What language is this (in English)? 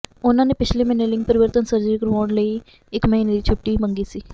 Punjabi